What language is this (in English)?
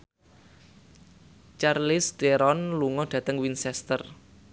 Javanese